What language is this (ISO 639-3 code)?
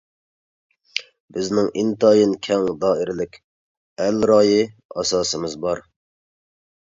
uig